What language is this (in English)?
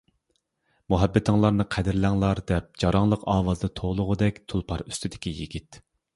Uyghur